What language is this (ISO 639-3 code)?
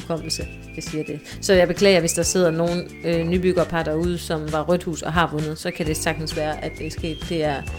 dan